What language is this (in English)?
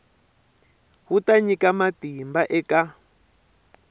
Tsonga